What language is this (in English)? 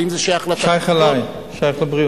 Hebrew